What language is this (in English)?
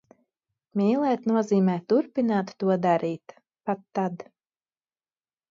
Latvian